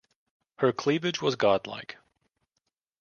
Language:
English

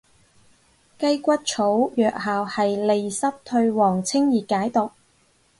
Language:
Cantonese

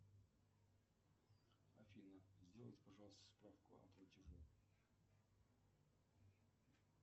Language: Russian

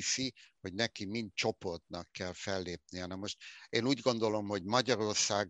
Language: Hungarian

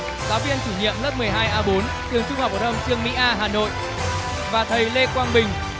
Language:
Vietnamese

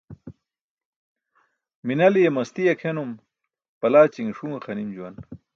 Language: Burushaski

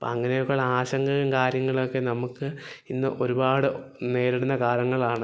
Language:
Malayalam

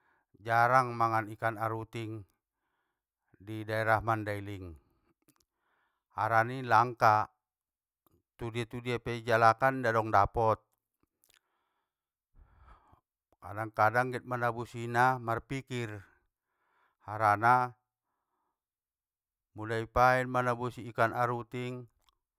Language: Batak Mandailing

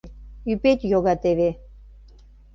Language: Mari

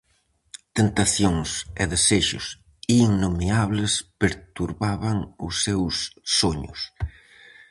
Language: Galician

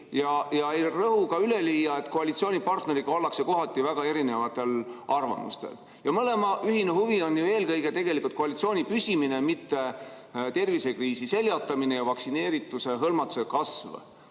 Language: Estonian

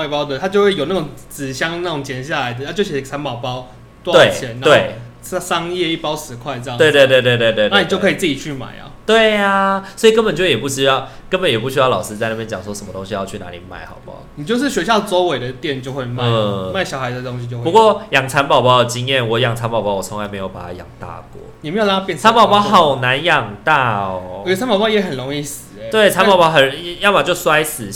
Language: Chinese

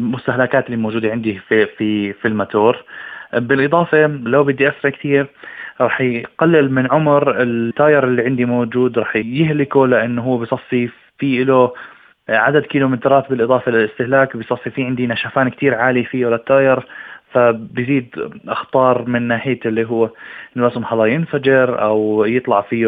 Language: Arabic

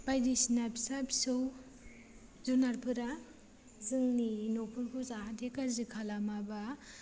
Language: Bodo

